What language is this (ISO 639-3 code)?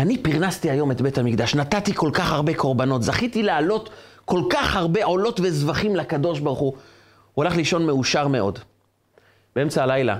heb